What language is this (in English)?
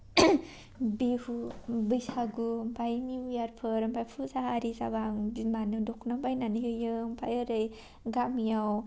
Bodo